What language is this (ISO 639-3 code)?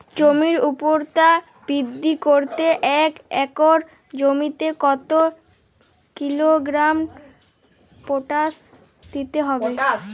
ben